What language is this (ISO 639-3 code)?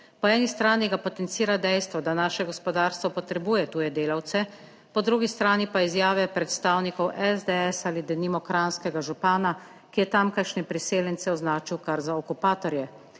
slv